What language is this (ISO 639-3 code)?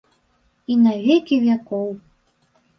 bel